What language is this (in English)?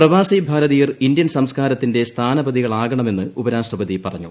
Malayalam